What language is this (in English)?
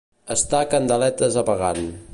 Catalan